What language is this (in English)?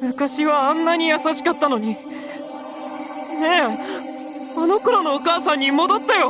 Japanese